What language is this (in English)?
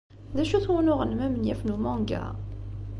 Kabyle